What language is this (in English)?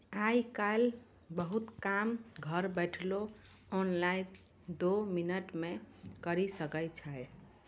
Maithili